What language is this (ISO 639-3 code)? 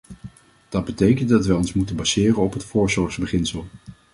nld